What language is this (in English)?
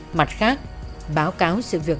Vietnamese